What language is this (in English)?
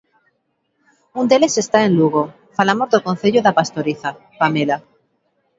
Galician